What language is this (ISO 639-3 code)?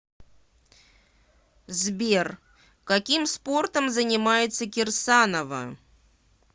rus